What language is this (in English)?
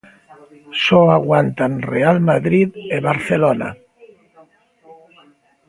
Galician